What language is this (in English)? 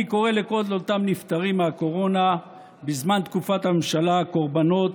Hebrew